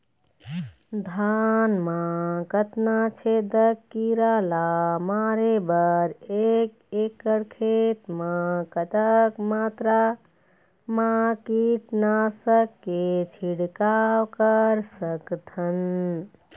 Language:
Chhattisgarhi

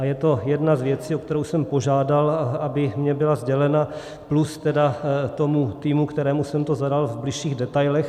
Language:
Czech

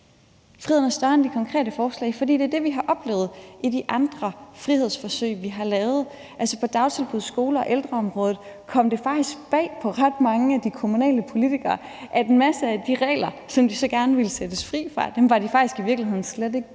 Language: Danish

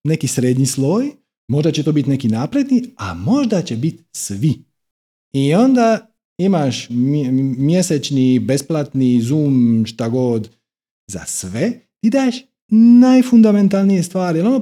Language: Croatian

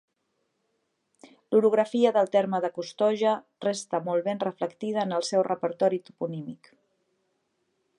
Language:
Catalan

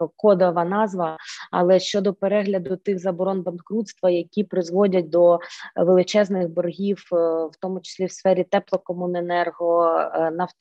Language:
Ukrainian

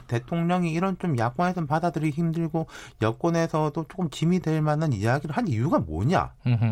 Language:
Korean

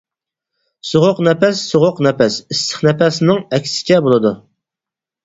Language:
Uyghur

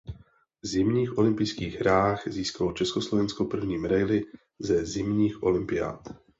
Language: Czech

